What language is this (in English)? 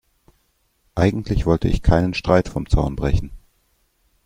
German